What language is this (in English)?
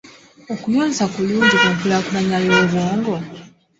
Ganda